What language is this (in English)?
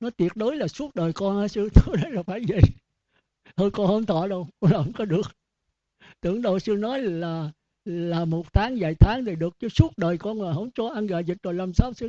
Vietnamese